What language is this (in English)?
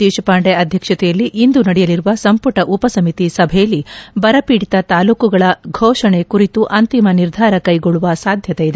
Kannada